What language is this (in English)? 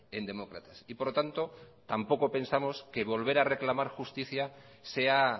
Spanish